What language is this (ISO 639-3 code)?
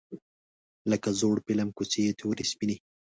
pus